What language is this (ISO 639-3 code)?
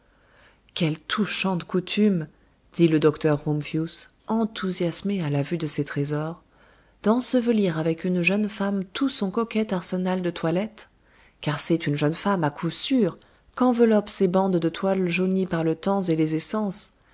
fra